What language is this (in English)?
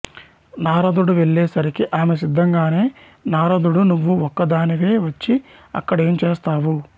Telugu